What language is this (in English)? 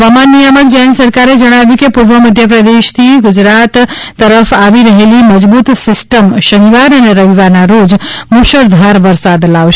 Gujarati